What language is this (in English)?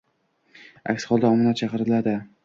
Uzbek